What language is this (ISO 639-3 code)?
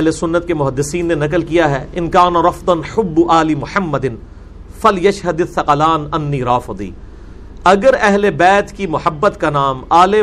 urd